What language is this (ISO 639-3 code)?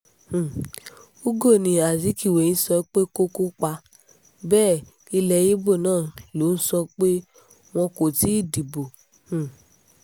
yor